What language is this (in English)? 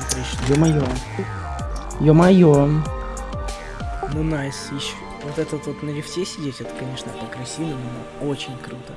Russian